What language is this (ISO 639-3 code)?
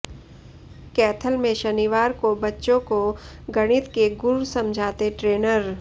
hin